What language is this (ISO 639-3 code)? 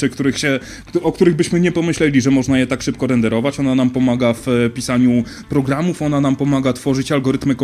pol